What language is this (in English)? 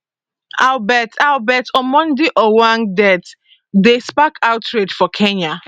Nigerian Pidgin